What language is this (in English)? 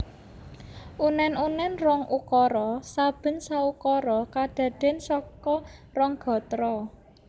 Javanese